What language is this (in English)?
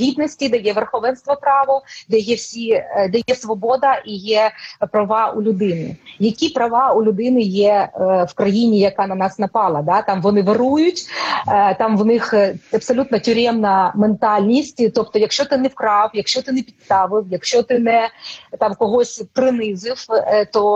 Ukrainian